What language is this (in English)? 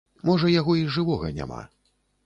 Belarusian